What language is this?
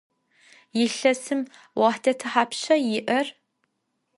Adyghe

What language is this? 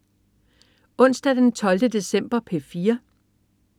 Danish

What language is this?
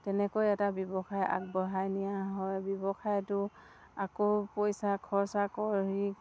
Assamese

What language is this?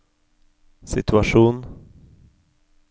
Norwegian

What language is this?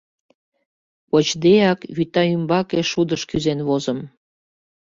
Mari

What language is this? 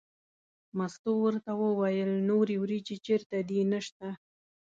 Pashto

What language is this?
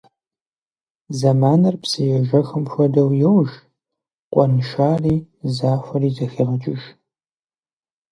Kabardian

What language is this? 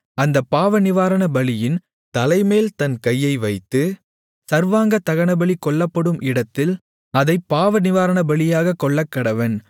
Tamil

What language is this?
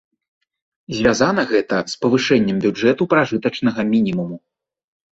Belarusian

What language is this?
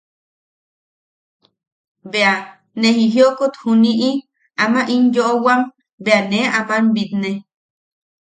Yaqui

